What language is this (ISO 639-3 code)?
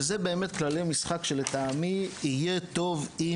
heb